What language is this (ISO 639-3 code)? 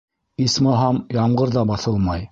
bak